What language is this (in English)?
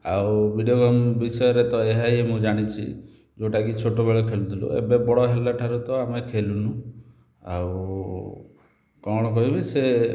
Odia